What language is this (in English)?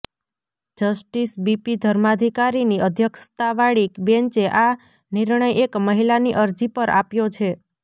Gujarati